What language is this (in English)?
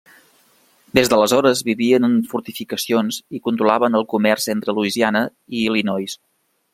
Catalan